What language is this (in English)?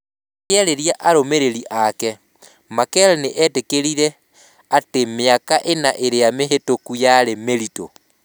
Kikuyu